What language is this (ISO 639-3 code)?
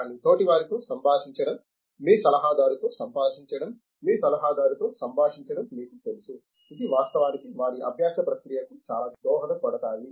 tel